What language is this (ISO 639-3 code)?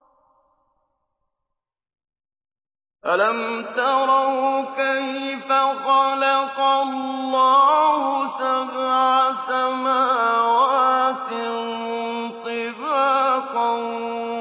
ara